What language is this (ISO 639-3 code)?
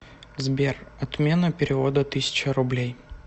rus